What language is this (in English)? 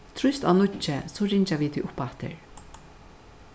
Faroese